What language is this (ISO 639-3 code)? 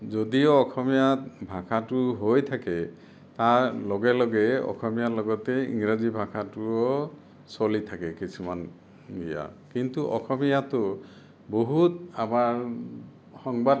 asm